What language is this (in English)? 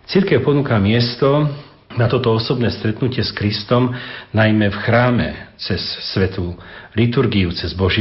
Slovak